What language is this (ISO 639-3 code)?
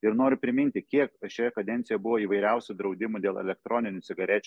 lit